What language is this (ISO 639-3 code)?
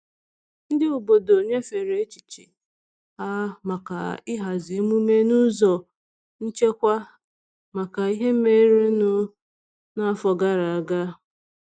ibo